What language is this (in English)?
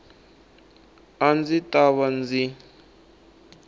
Tsonga